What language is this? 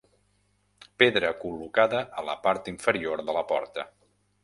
Catalan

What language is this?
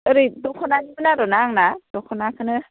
Bodo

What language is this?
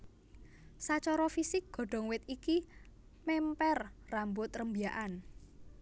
Javanese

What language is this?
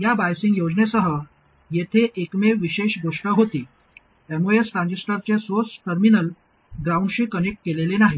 Marathi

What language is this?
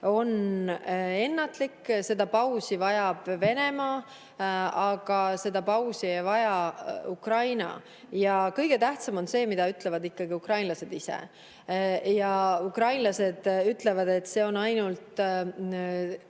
Estonian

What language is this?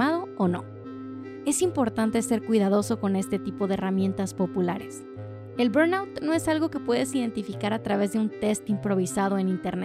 Spanish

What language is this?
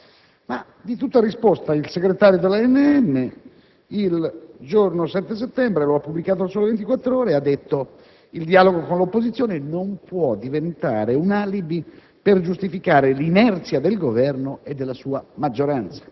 Italian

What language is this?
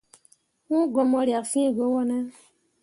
Mundang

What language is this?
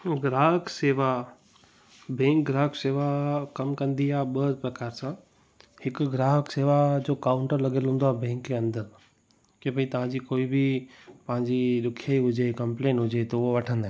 Sindhi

